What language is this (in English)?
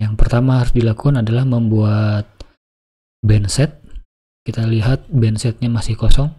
Indonesian